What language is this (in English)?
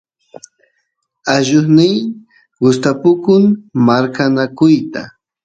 Santiago del Estero Quichua